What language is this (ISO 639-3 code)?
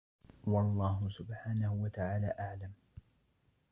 ara